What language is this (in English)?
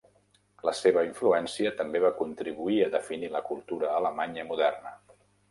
Catalan